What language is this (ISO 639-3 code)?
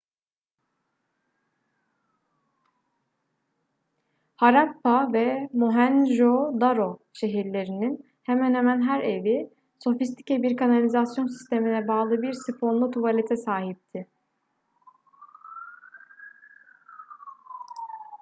tur